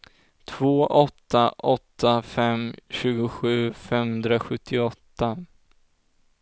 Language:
Swedish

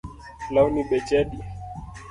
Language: Luo (Kenya and Tanzania)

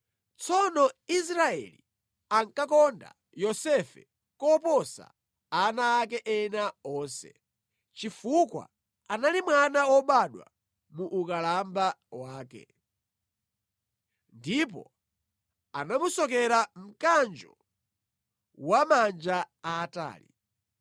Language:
Nyanja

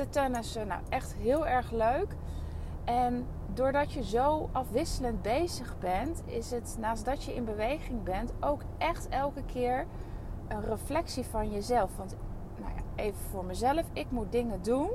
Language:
Dutch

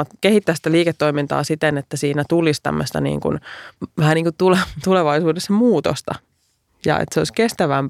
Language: Finnish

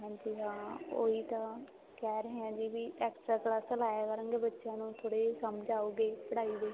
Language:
Punjabi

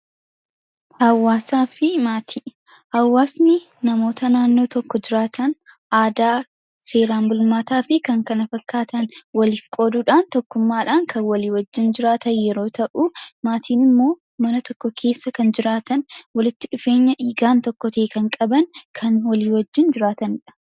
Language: Oromo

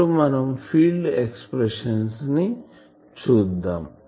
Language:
Telugu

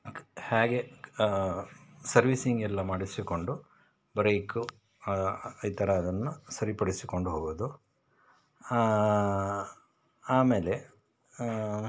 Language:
Kannada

